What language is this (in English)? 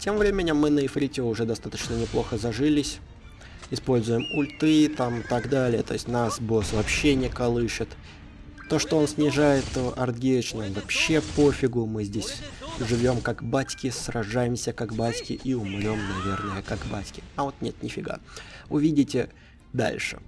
Russian